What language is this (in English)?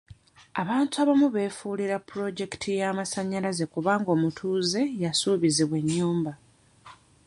Ganda